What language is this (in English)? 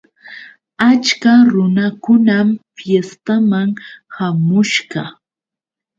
Yauyos Quechua